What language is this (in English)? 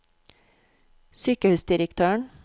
Norwegian